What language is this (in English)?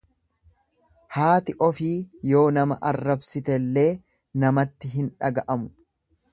Oromo